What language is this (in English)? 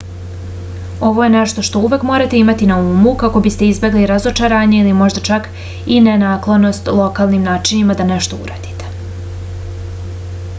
Serbian